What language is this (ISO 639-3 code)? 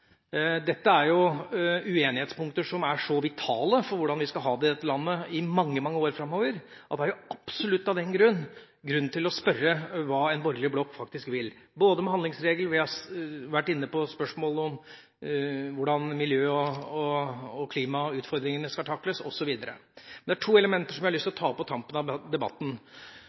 nob